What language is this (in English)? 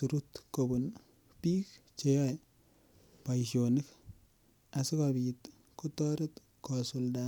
Kalenjin